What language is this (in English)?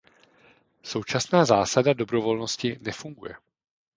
Czech